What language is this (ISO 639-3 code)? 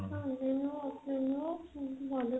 ori